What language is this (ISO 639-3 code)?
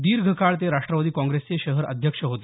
mar